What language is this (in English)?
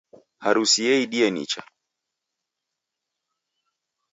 Taita